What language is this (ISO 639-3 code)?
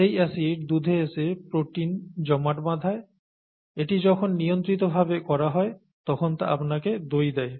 ben